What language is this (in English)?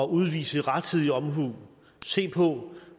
Danish